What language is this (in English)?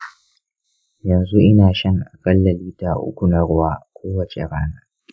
Hausa